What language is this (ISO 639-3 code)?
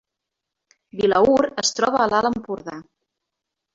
cat